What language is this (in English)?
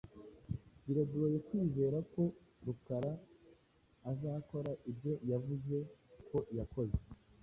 Kinyarwanda